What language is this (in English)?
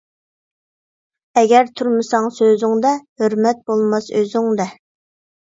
Uyghur